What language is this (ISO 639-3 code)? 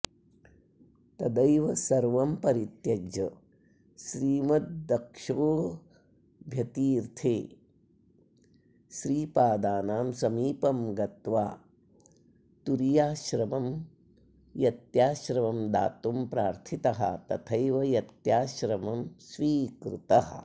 san